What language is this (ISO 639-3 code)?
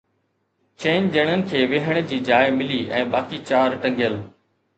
snd